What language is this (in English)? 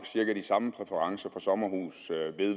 Danish